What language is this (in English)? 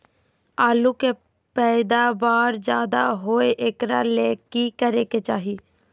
Magahi